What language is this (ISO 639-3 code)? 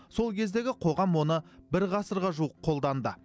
kaz